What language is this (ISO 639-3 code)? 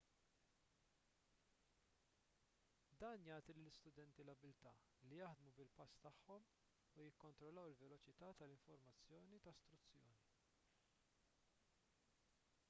mlt